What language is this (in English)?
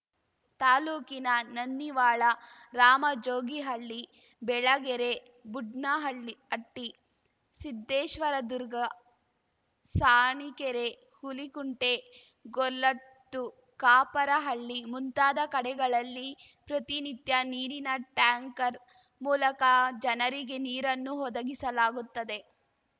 Kannada